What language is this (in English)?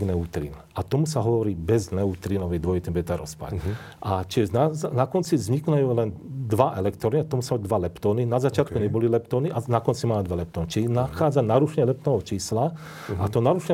Slovak